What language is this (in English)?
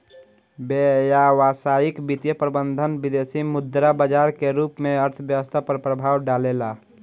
Bhojpuri